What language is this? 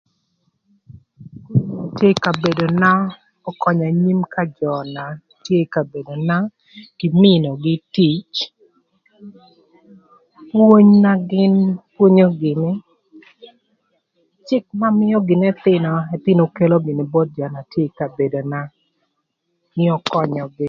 Thur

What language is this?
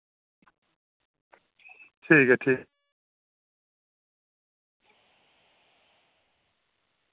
Dogri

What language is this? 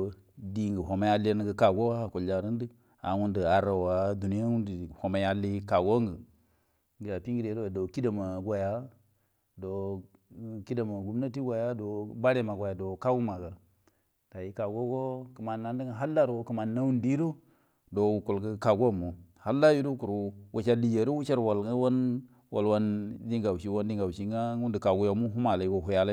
Buduma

